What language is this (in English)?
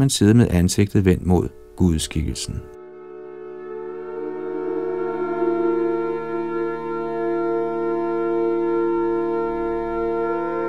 Danish